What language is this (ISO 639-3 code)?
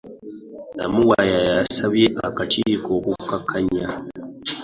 lug